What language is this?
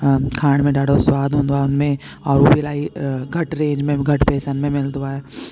Sindhi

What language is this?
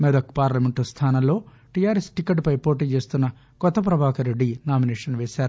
Telugu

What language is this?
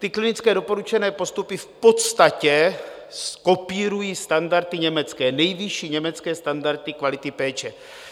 Czech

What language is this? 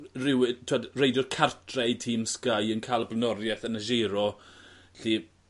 Welsh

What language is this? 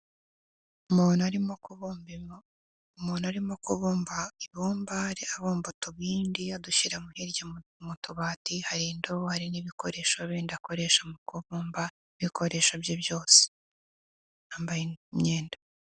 Kinyarwanda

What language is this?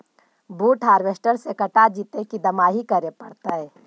Magahi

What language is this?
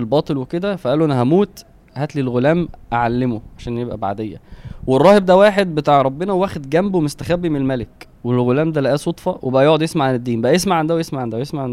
Arabic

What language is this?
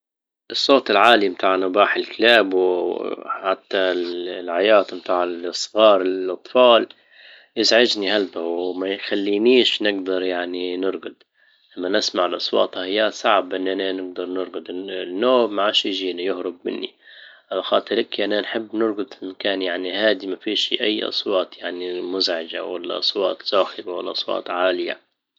Libyan Arabic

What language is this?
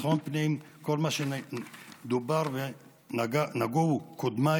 Hebrew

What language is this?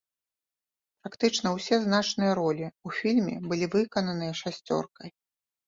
Belarusian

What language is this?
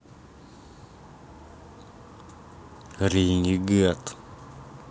Russian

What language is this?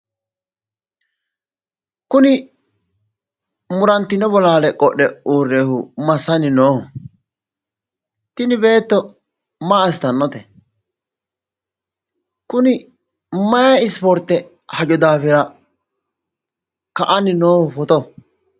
Sidamo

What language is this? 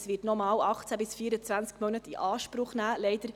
Swiss German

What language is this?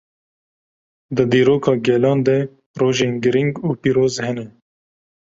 Kurdish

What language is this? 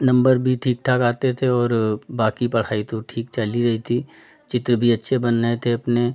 Hindi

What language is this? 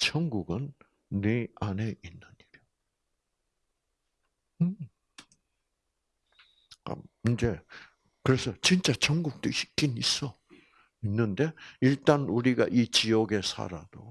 Korean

